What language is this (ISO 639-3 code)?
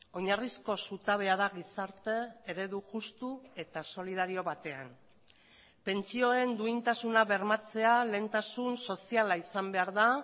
eus